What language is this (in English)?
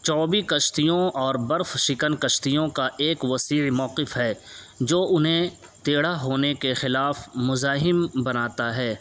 Urdu